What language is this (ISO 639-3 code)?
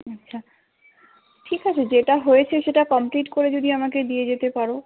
ben